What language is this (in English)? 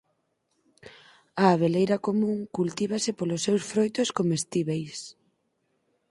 Galician